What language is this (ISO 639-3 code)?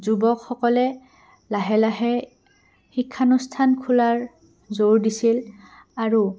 asm